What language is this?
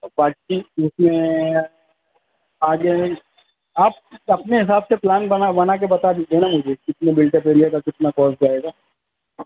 Urdu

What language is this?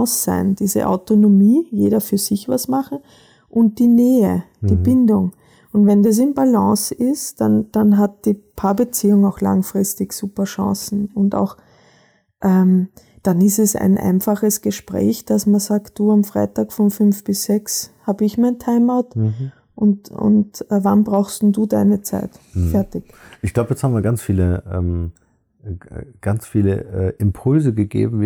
German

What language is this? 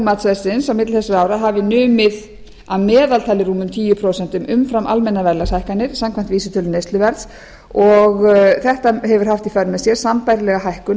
Icelandic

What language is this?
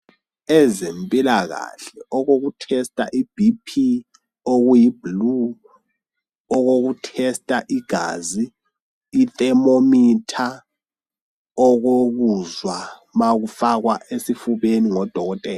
North Ndebele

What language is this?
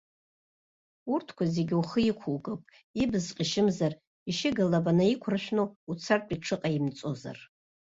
Abkhazian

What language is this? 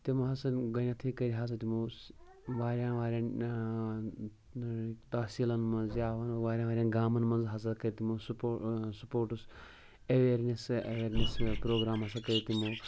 Kashmiri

